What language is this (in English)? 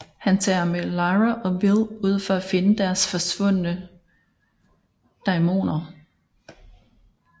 Danish